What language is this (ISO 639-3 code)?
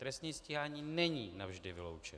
ces